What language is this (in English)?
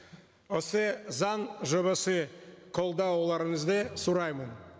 Kazakh